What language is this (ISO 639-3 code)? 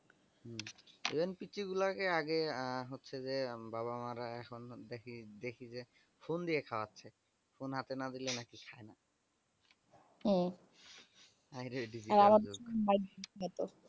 ben